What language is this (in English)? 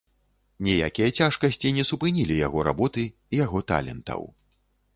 Belarusian